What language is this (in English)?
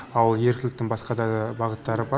Kazakh